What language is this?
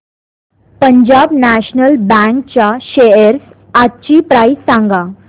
Marathi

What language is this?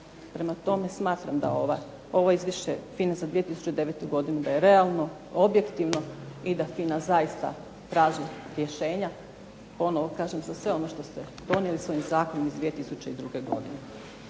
Croatian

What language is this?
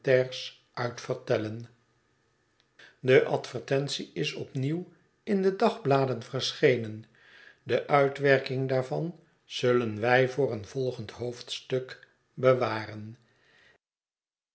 Dutch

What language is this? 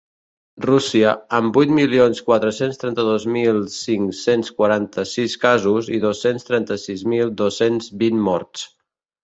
Catalan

